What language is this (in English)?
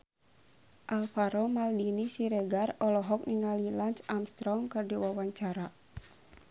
Sundanese